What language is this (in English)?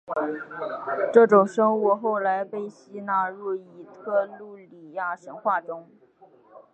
Chinese